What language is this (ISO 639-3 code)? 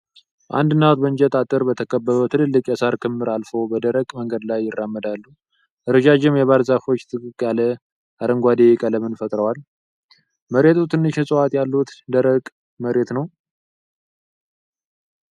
amh